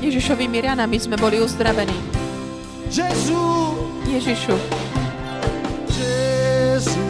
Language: Slovak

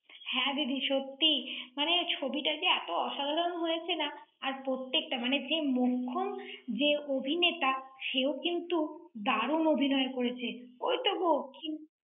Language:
Bangla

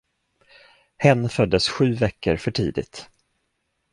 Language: Swedish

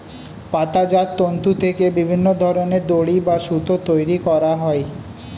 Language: Bangla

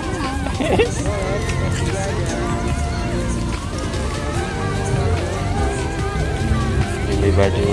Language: Indonesian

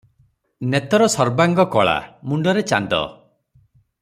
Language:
Odia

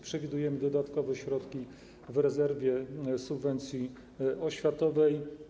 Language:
Polish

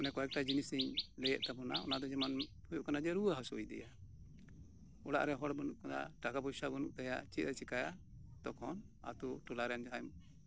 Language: Santali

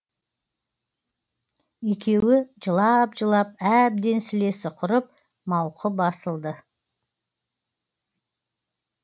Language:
Kazakh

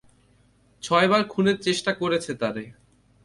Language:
Bangla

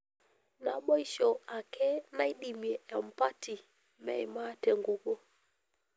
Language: Masai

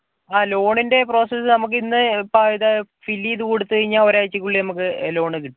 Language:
Malayalam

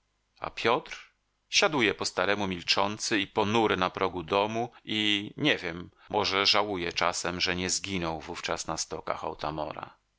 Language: Polish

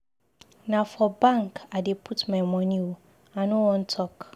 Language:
Nigerian Pidgin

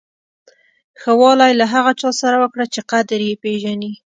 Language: Pashto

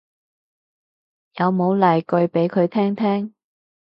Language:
Cantonese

